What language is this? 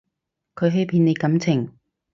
Cantonese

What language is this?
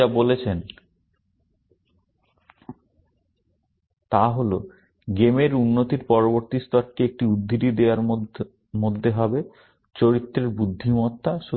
Bangla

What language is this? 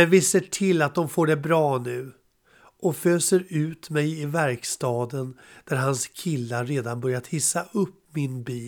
Swedish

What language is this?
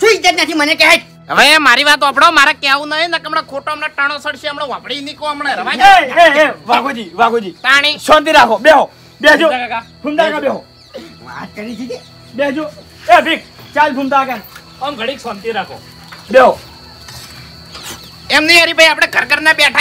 Gujarati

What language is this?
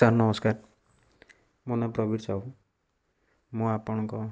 Odia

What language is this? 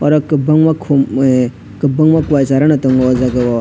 Kok Borok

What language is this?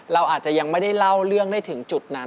Thai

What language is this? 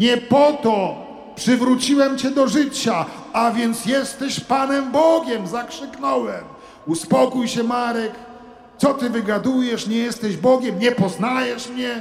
Polish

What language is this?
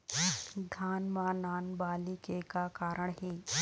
Chhattisgarhi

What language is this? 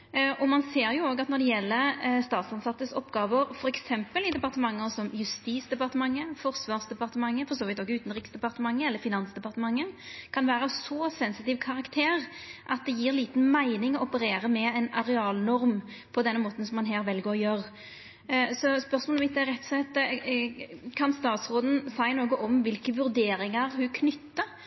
Norwegian Nynorsk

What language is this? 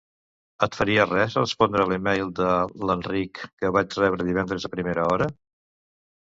Catalan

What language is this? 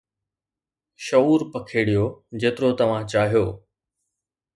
Sindhi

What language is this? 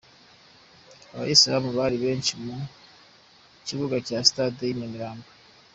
Kinyarwanda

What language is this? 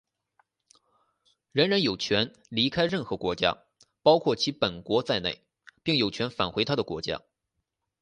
Chinese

